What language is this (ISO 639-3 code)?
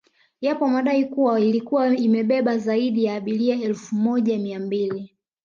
swa